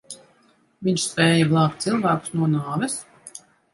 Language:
Latvian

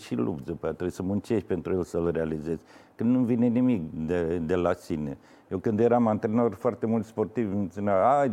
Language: Romanian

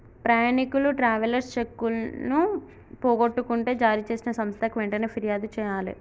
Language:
Telugu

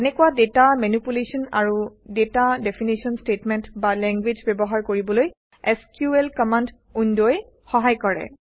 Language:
Assamese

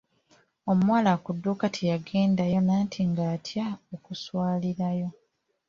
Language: Ganda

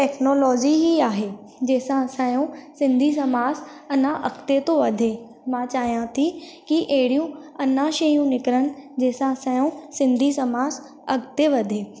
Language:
Sindhi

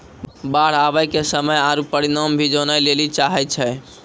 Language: Maithili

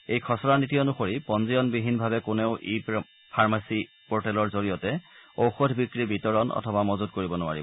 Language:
Assamese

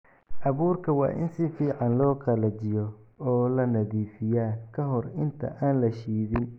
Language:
Somali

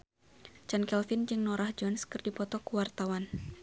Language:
Sundanese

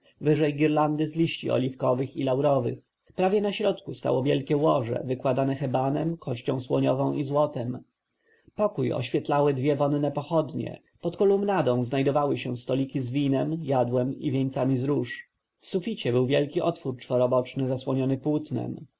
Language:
Polish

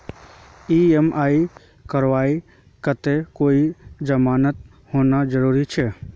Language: Magahi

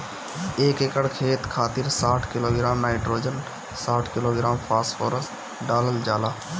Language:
Bhojpuri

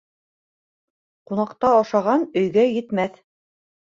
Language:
Bashkir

